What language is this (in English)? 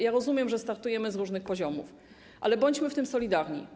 Polish